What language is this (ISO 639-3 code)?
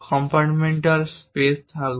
ben